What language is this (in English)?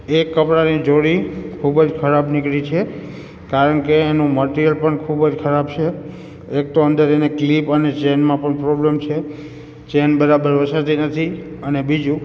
Gujarati